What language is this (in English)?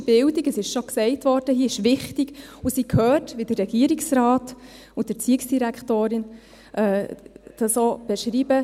Swiss German